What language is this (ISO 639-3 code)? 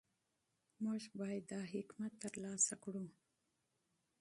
pus